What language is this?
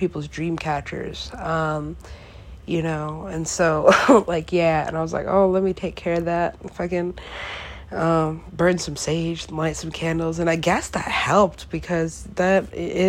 English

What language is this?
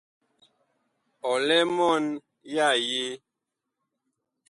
Bakoko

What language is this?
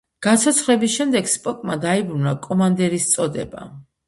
Georgian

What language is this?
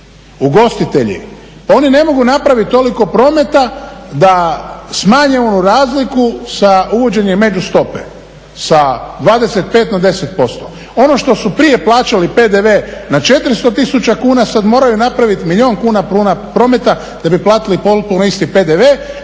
Croatian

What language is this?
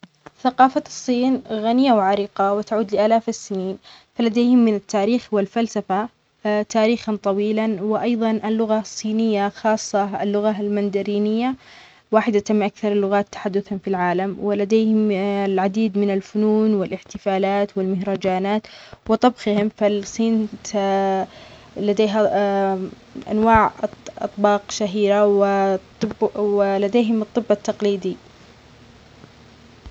Omani Arabic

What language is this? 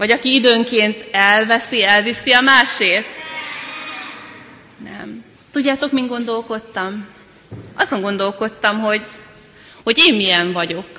Hungarian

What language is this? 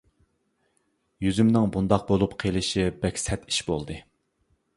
Uyghur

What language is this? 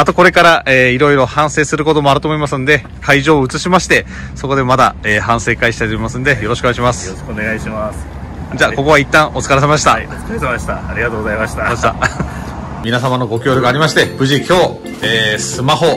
Japanese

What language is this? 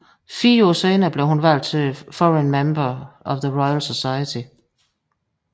Danish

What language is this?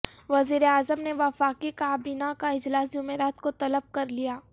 Urdu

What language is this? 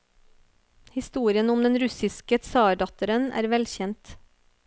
Norwegian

